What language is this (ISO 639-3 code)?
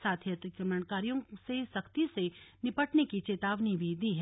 hin